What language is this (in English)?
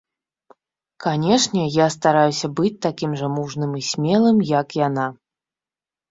Belarusian